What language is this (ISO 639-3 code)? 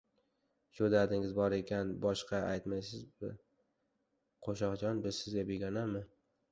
uzb